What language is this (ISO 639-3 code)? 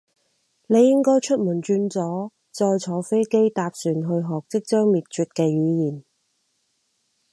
yue